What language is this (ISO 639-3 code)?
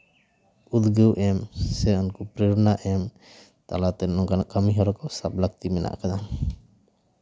sat